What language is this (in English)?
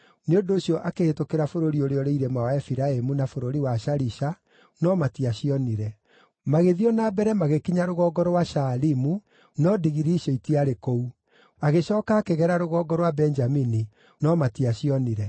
Kikuyu